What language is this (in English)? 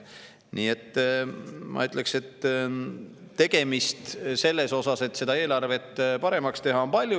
Estonian